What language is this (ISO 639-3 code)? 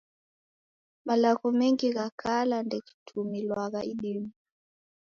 dav